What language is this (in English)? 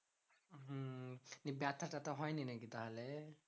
Bangla